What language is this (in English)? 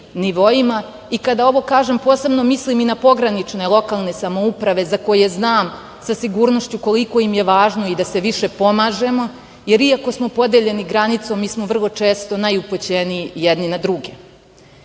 Serbian